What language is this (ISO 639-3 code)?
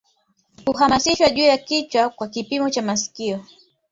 swa